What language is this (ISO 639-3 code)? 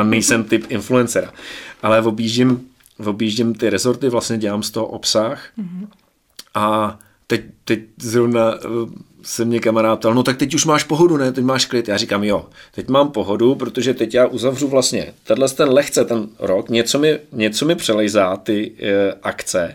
ces